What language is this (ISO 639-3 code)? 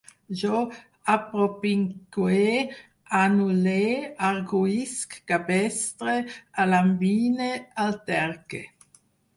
cat